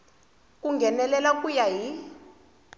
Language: Tsonga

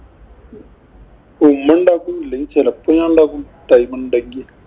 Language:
Malayalam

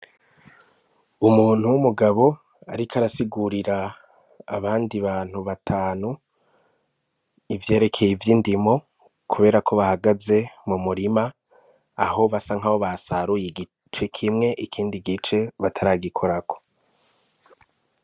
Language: Rundi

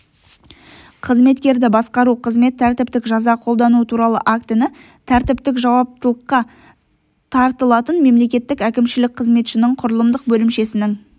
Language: Kazakh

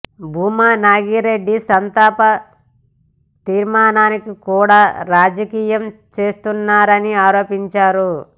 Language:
Telugu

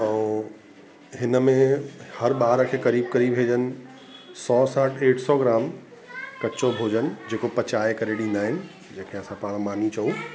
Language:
Sindhi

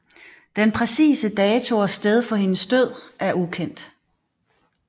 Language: Danish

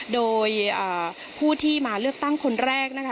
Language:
Thai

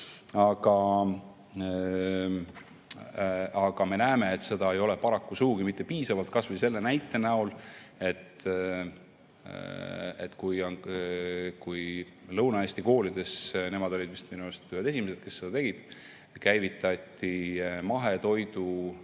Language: Estonian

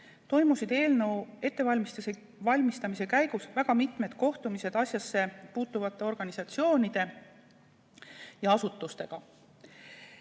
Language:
Estonian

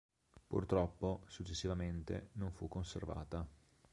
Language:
Italian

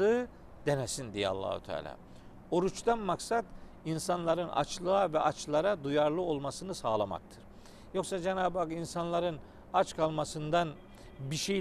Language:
Turkish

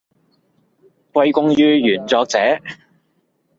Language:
Cantonese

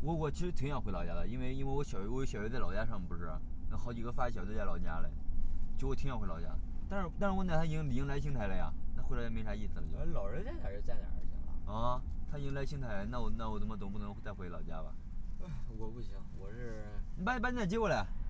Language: Chinese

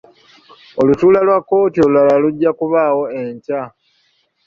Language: Ganda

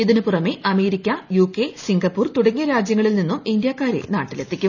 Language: Malayalam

